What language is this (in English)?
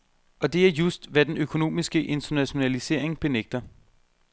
Danish